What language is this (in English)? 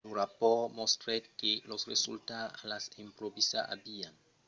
Occitan